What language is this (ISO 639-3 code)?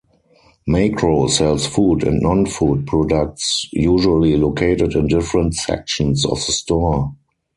eng